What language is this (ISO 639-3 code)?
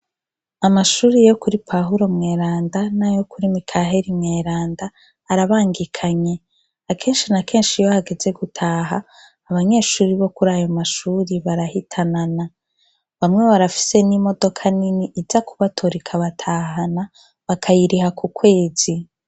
run